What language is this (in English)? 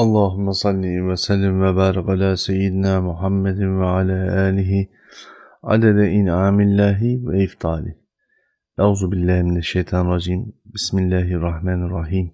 Turkish